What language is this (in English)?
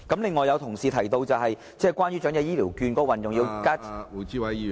Cantonese